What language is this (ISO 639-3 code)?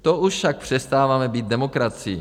ces